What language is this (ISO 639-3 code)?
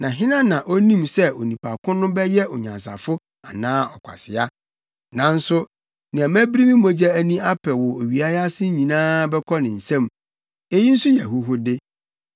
aka